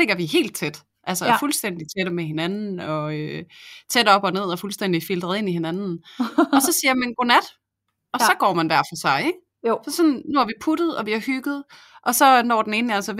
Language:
Danish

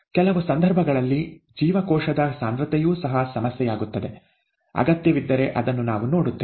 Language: Kannada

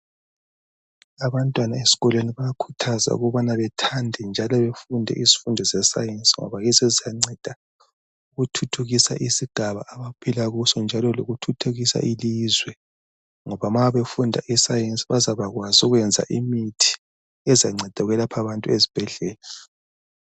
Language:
North Ndebele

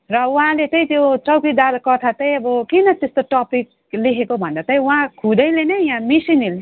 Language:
Nepali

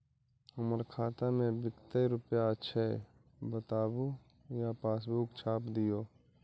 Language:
Magahi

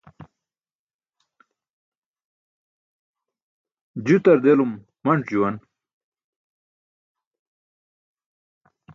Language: Burushaski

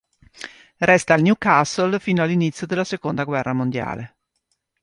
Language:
Italian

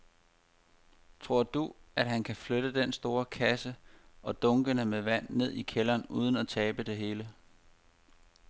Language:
Danish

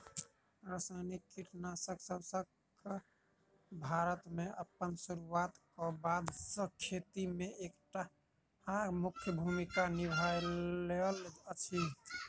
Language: Maithili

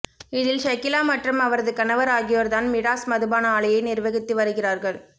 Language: Tamil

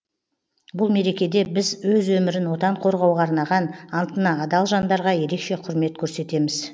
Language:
Kazakh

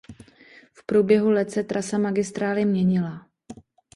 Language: Czech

